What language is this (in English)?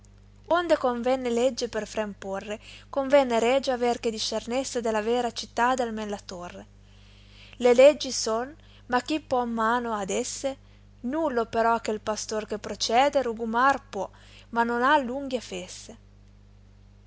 Italian